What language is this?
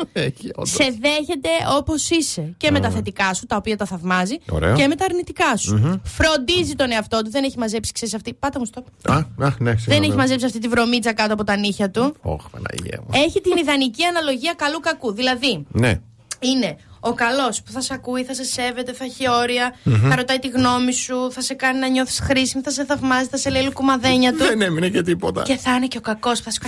Greek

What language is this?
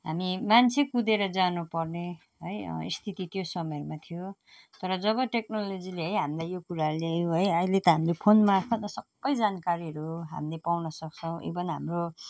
Nepali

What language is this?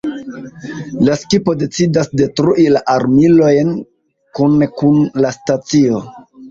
Esperanto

